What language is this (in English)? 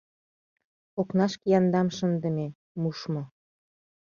Mari